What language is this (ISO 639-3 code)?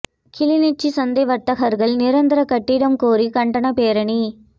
tam